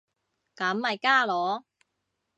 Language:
Cantonese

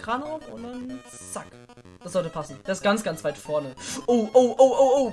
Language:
German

